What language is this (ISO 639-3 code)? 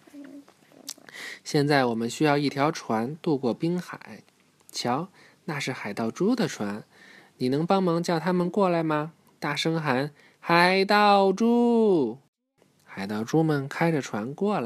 zho